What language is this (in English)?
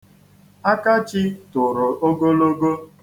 Igbo